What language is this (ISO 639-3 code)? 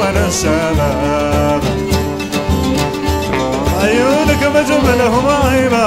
ara